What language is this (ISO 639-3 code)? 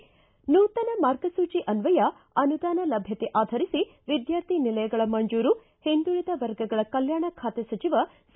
kan